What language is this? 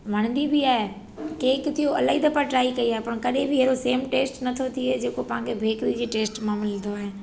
Sindhi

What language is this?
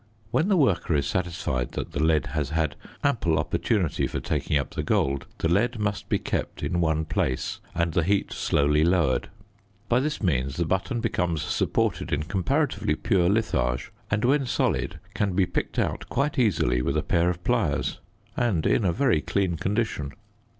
English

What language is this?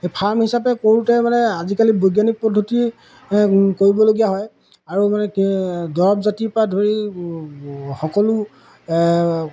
Assamese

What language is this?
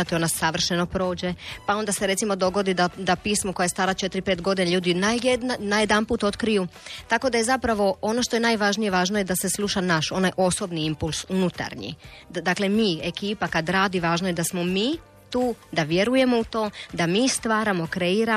Croatian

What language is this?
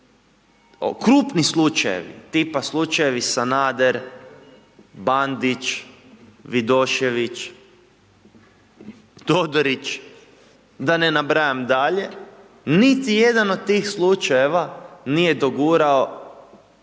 Croatian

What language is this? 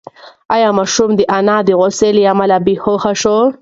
Pashto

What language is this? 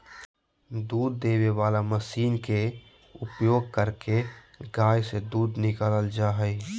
Magahi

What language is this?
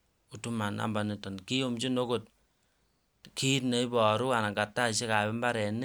Kalenjin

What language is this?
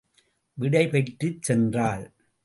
Tamil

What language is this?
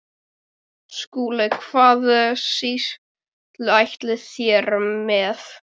Icelandic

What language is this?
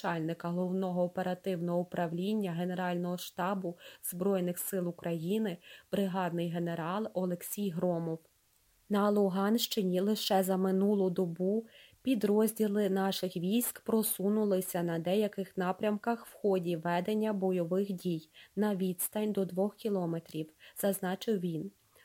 Ukrainian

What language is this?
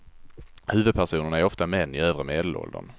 Swedish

